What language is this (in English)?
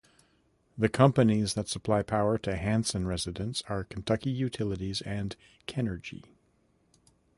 English